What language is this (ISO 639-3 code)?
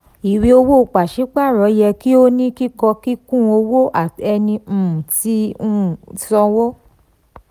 yor